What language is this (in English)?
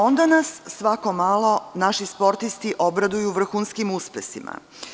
Serbian